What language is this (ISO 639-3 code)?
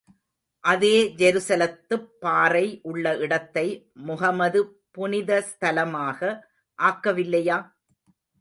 tam